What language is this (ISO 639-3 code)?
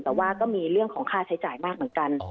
tha